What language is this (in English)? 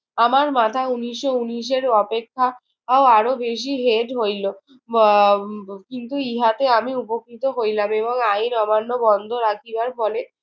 Bangla